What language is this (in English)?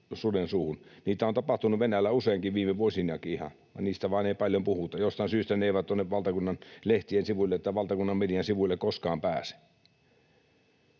Finnish